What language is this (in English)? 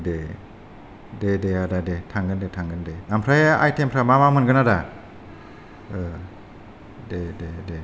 Bodo